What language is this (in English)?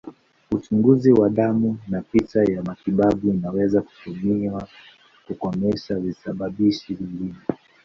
Swahili